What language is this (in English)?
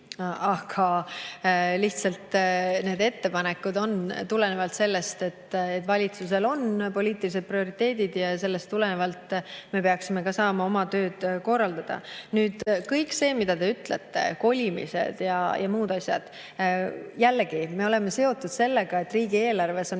Estonian